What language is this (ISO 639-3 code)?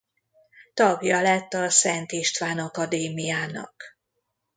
hun